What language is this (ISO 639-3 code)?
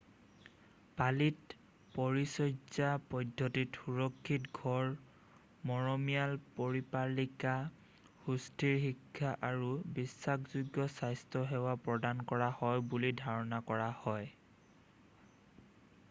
asm